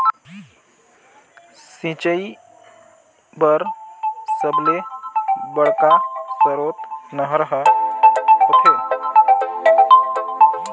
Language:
Chhattisgarhi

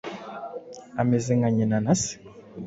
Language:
Kinyarwanda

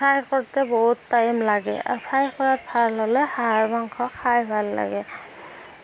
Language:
Assamese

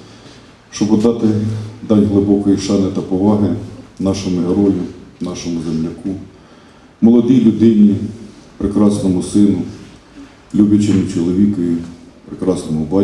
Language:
Ukrainian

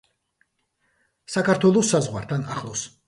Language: Georgian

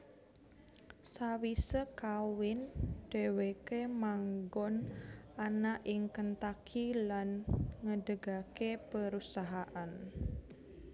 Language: Javanese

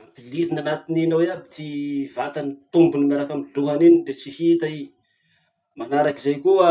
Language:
Masikoro Malagasy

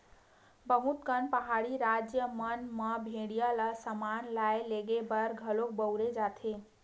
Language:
Chhattisgarhi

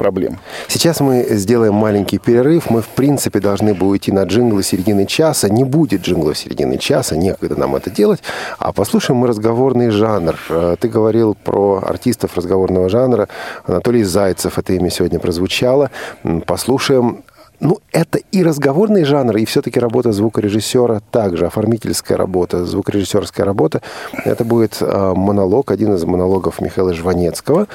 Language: Russian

